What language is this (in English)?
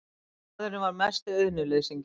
Icelandic